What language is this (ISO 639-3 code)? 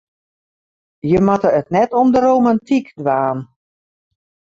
fry